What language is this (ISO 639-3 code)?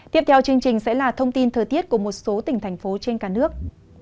vie